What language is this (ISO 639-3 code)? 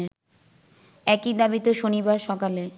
ben